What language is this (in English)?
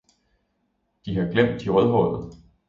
Danish